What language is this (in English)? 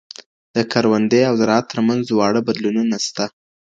Pashto